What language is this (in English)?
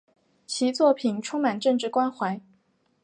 Chinese